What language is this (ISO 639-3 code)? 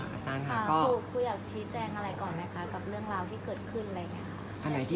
tha